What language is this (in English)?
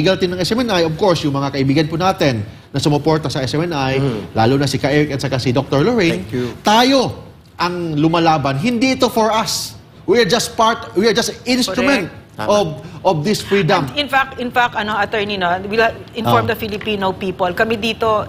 Filipino